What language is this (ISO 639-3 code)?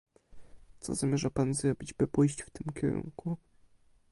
pol